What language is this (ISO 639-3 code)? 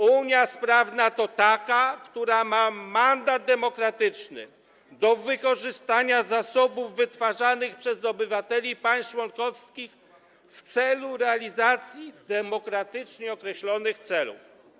pol